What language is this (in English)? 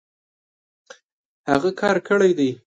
Pashto